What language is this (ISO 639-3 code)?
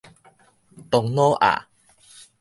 nan